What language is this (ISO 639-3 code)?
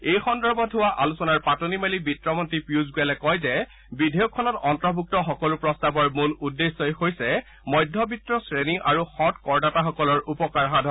asm